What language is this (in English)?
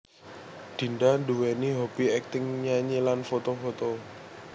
Javanese